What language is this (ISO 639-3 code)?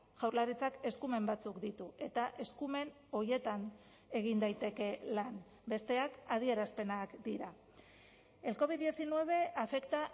eus